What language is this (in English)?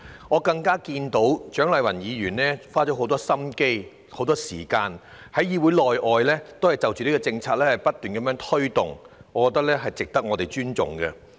Cantonese